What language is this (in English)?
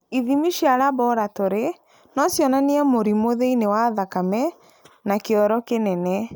Kikuyu